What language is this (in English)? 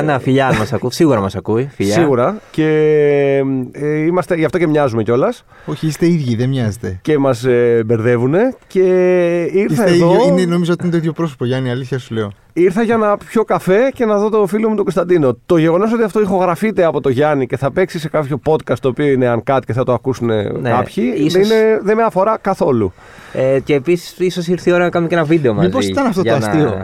Greek